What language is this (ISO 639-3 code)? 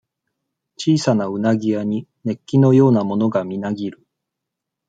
jpn